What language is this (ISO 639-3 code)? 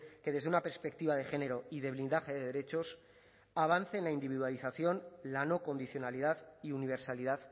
spa